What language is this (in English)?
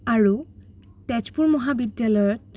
Assamese